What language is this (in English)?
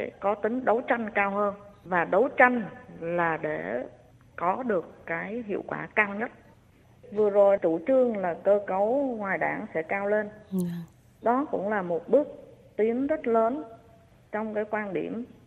Vietnamese